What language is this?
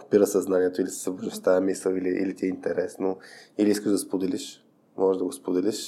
Bulgarian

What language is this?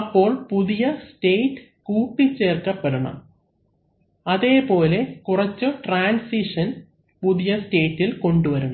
Malayalam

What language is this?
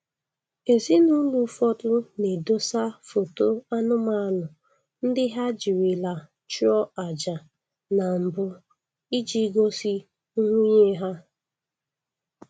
Igbo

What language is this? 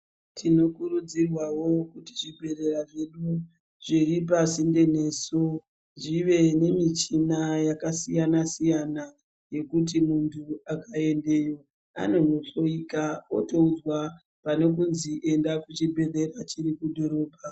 Ndau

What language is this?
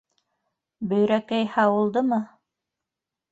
Bashkir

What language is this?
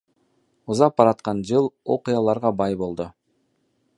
Kyrgyz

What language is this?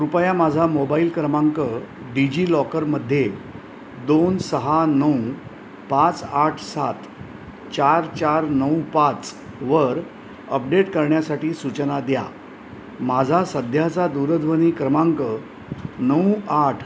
Marathi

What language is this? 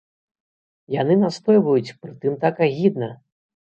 Belarusian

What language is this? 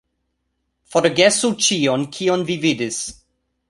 Esperanto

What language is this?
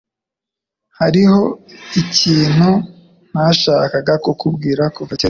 Kinyarwanda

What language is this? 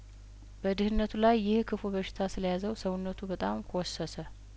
Amharic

